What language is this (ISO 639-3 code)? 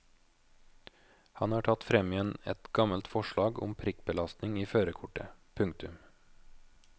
nor